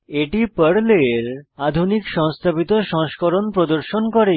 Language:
Bangla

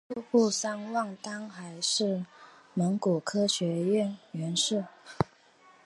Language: Chinese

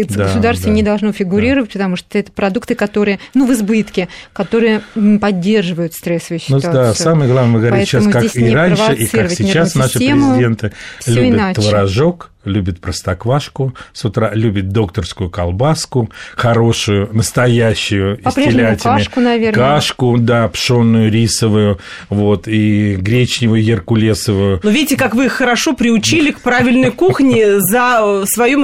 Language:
Russian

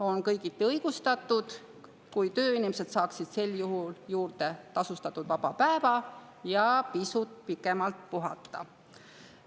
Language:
Estonian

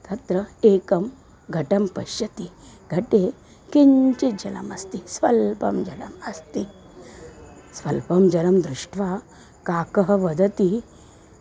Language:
Sanskrit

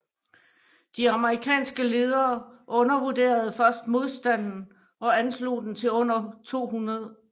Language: Danish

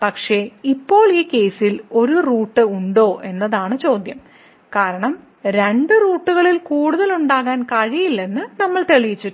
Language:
Malayalam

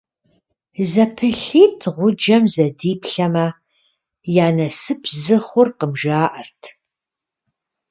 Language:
Kabardian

